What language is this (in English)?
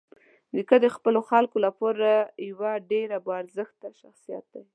Pashto